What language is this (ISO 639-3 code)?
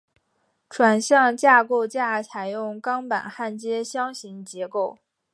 zho